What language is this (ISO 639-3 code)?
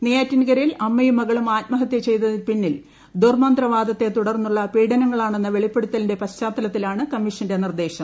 mal